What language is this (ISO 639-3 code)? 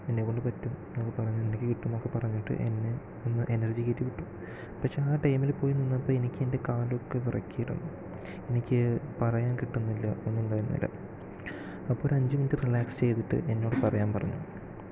mal